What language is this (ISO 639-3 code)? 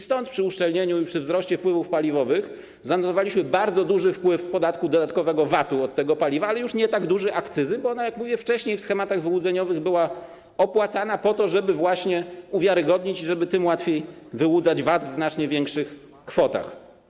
pol